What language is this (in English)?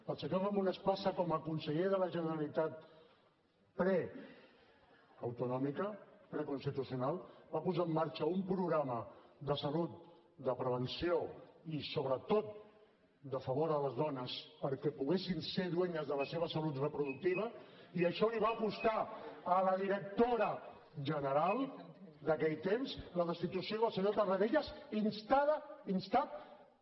Catalan